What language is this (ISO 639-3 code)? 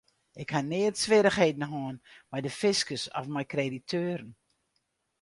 fry